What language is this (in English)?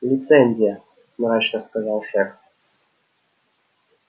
Russian